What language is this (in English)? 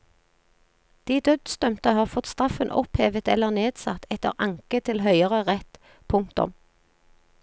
Norwegian